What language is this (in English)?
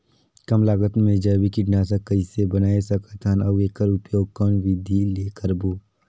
Chhattisgarhi